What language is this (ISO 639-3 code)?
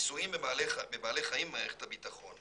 heb